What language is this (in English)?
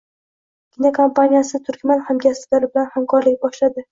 Uzbek